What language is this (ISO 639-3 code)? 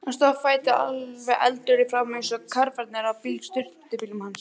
isl